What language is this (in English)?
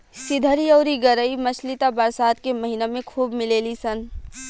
Bhojpuri